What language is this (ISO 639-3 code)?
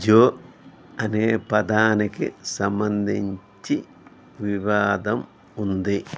tel